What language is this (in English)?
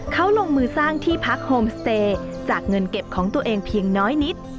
Thai